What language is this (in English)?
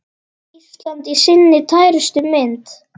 Icelandic